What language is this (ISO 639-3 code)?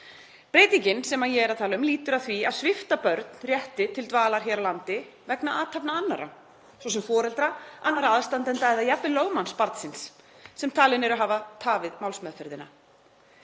isl